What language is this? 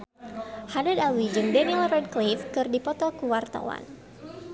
Sundanese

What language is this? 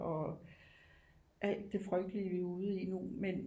Danish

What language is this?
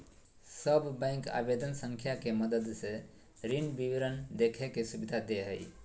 Magahi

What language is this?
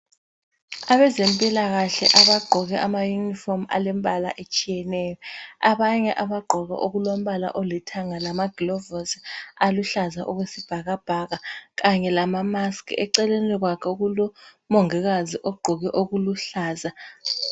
North Ndebele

